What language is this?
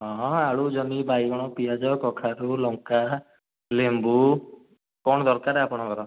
Odia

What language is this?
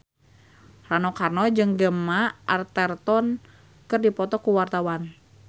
Sundanese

